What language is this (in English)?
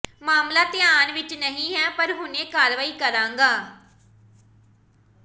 Punjabi